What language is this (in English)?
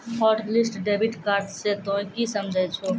Maithili